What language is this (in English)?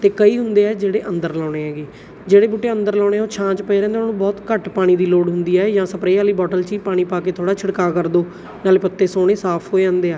Punjabi